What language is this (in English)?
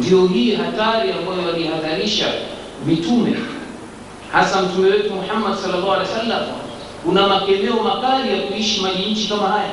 Swahili